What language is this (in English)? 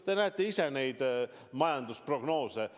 Estonian